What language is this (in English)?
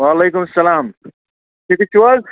Kashmiri